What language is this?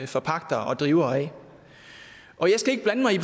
Danish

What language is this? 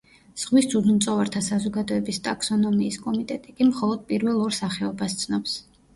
Georgian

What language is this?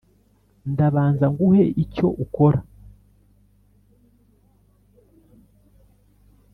Kinyarwanda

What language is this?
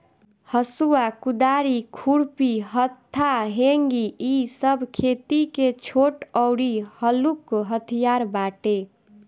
Bhojpuri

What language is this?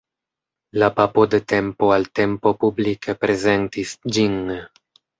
Esperanto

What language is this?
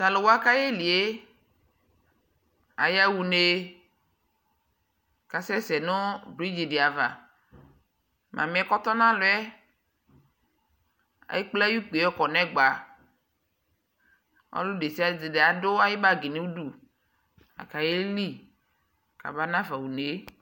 Ikposo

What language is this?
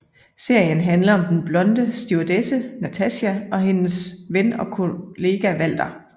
Danish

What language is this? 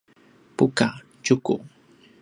Paiwan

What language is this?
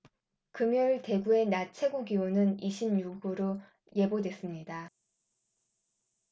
Korean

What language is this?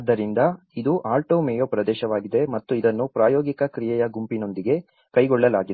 Kannada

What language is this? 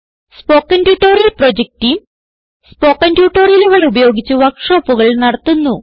Malayalam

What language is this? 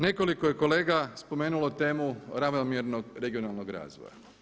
Croatian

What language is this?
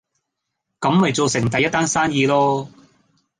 Cantonese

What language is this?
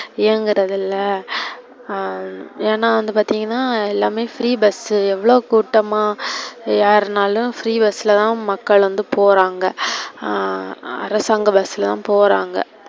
Tamil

